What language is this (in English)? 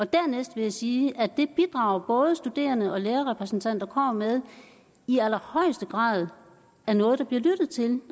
Danish